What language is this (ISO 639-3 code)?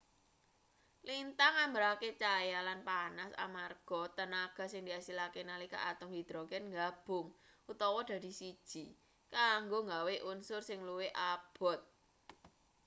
jav